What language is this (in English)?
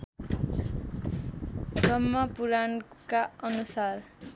Nepali